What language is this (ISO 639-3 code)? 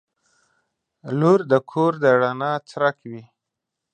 pus